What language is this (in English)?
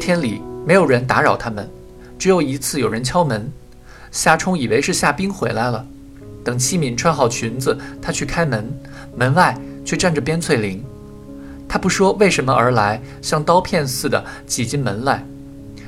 Chinese